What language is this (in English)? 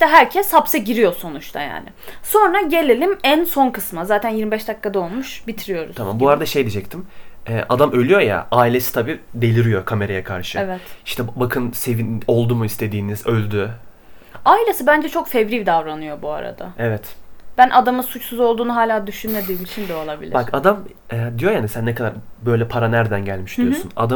Turkish